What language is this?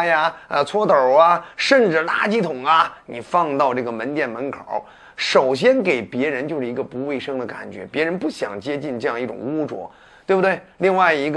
Chinese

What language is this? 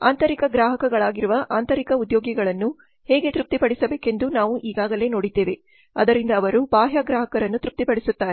Kannada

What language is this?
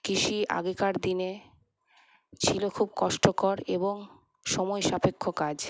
Bangla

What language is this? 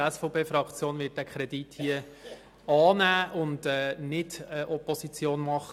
Swiss German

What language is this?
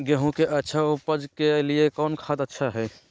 Magahi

